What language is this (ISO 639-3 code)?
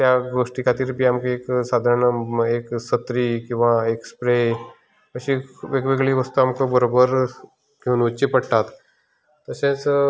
kok